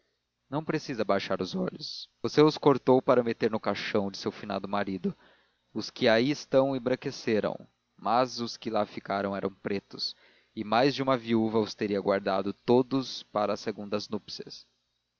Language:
Portuguese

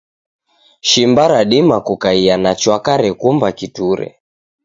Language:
Taita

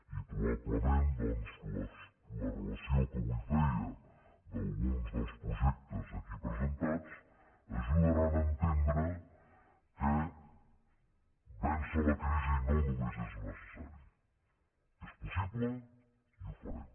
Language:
Catalan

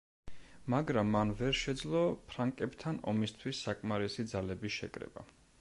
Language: Georgian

